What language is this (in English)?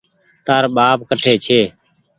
Goaria